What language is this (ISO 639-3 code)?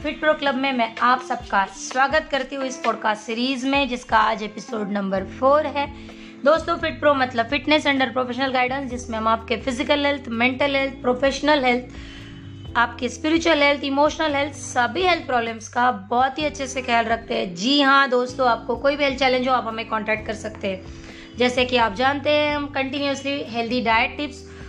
hin